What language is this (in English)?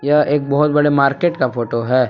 Hindi